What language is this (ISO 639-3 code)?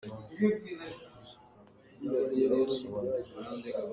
cnh